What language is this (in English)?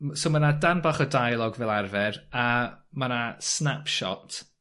Welsh